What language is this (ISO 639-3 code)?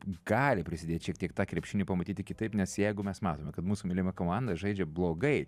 lit